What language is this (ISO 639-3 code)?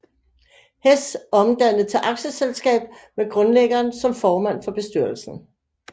dan